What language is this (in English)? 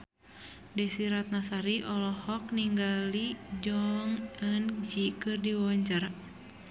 Sundanese